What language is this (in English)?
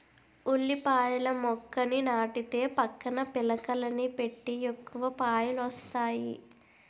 Telugu